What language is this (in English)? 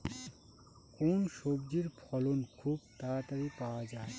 Bangla